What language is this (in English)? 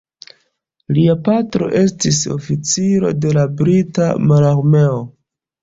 Esperanto